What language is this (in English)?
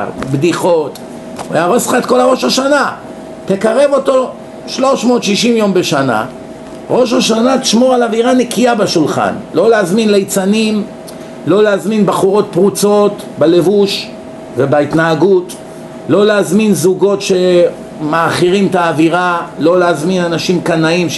Hebrew